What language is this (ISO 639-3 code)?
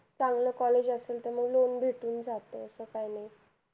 mar